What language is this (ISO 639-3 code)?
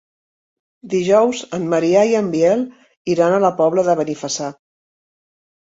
cat